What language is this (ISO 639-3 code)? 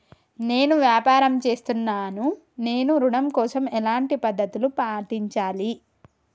tel